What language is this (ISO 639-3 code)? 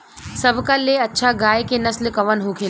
bho